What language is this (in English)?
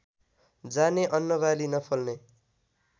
Nepali